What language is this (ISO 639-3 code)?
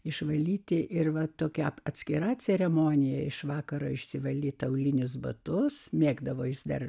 lit